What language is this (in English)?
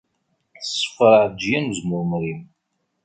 Kabyle